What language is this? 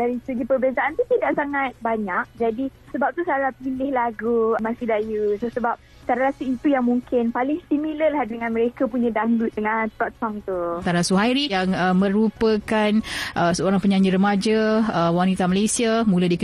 Malay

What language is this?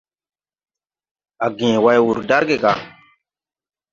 Tupuri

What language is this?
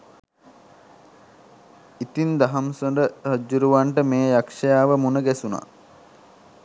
Sinhala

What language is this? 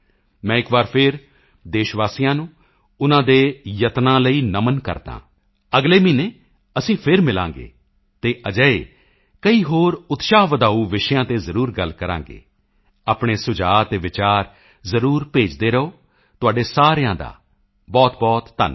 Punjabi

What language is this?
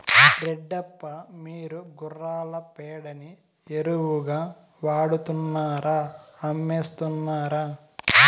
Telugu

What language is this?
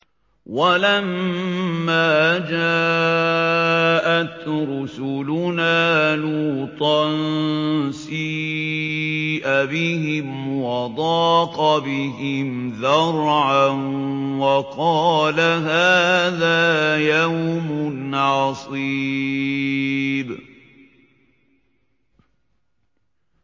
Arabic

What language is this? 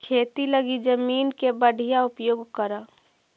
Magahi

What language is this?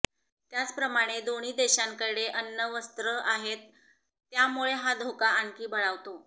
Marathi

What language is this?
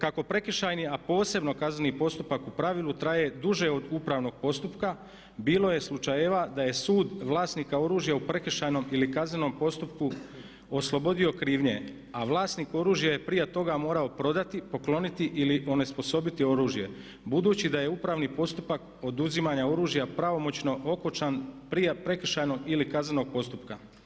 Croatian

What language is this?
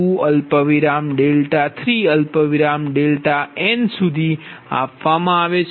Gujarati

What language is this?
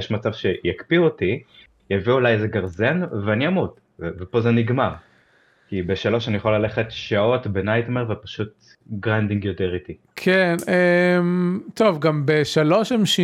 Hebrew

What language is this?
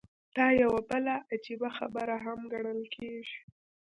Pashto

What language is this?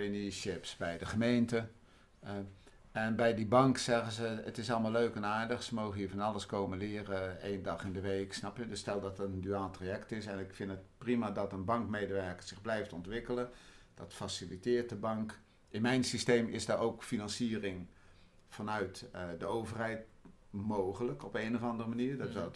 Dutch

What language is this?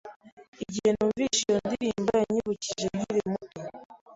Kinyarwanda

